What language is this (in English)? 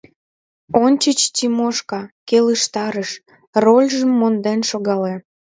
Mari